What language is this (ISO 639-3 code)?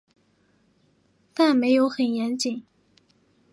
zho